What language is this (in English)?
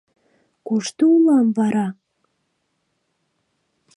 Mari